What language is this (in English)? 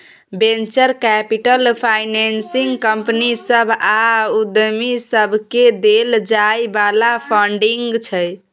Maithili